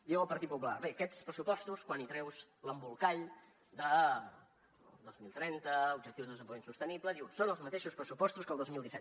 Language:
Catalan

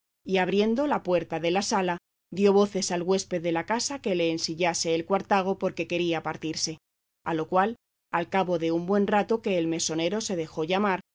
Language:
Spanish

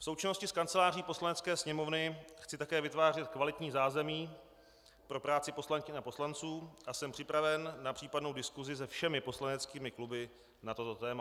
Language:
Czech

